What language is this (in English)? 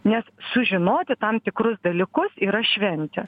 Lithuanian